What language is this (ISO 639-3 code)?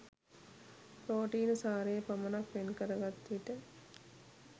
sin